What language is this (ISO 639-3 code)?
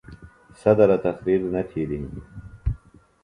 phl